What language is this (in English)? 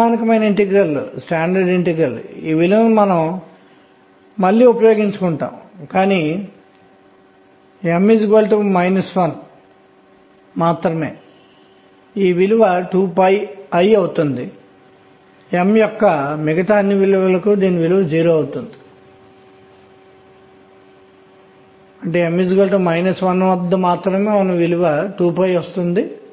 Telugu